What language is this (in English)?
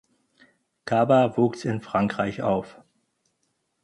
German